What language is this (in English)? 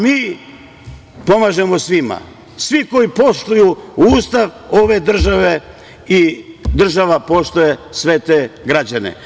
Serbian